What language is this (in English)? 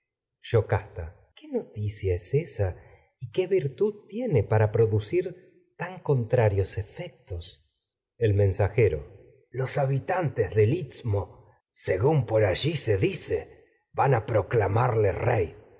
Spanish